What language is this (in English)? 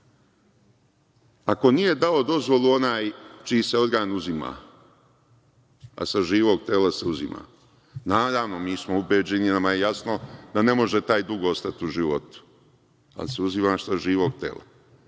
Serbian